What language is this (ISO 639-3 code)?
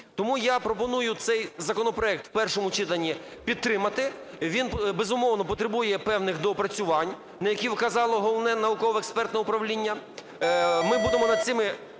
ukr